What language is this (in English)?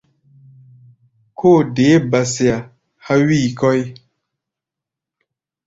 Gbaya